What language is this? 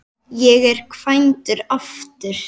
Icelandic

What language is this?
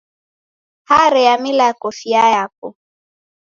Taita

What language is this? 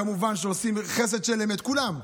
Hebrew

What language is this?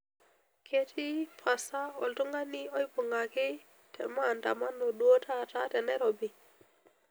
Masai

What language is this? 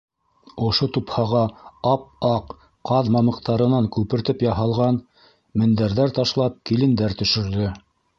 Bashkir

